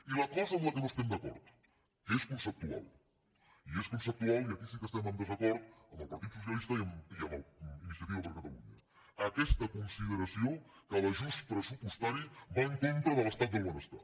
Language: Catalan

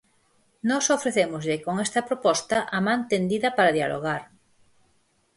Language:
Galician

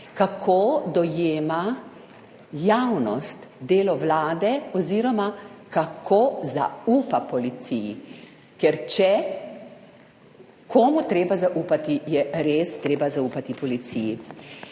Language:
Slovenian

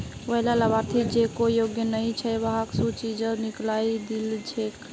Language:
Magahi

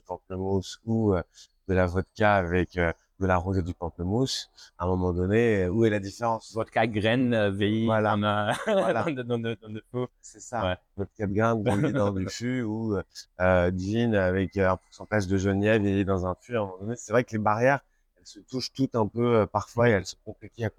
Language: French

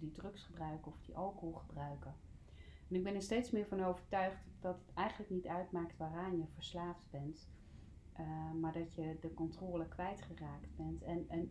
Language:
Dutch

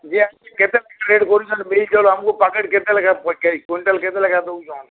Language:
Odia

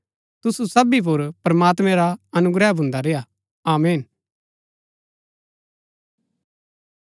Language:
Gaddi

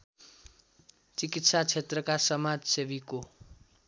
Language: Nepali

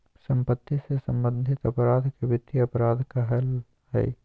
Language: Magahi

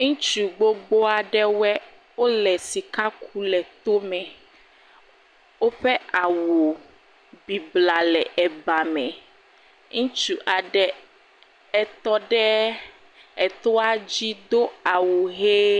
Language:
Ewe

